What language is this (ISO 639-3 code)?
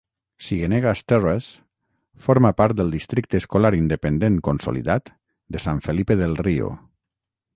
cat